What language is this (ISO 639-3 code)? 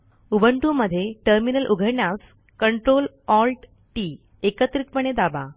mar